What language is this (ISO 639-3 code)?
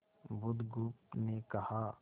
hin